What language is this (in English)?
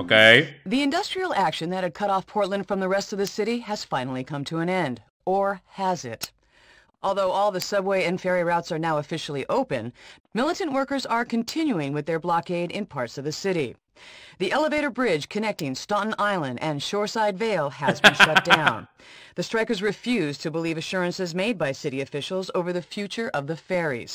Slovak